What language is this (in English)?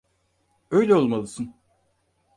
Turkish